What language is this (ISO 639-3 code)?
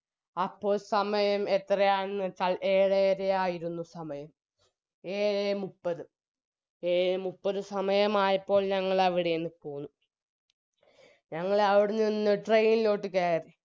mal